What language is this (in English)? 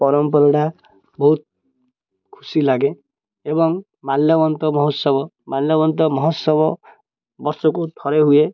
Odia